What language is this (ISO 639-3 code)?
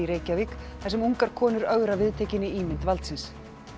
isl